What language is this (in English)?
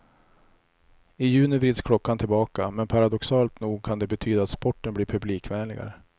Swedish